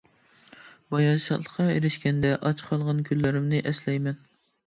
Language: Uyghur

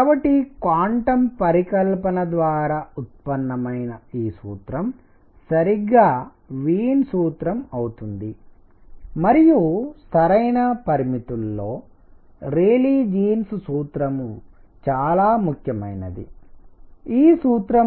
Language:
Telugu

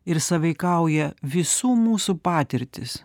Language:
Lithuanian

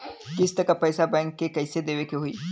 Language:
Bhojpuri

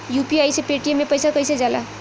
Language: Bhojpuri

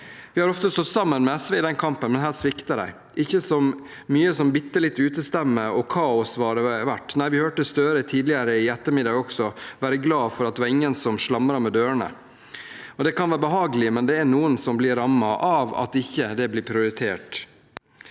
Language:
Norwegian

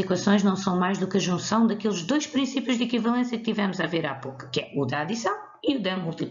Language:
Portuguese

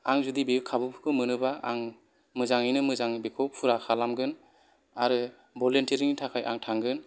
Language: Bodo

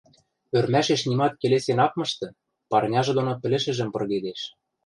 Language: Western Mari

